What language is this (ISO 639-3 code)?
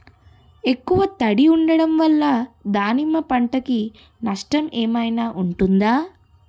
tel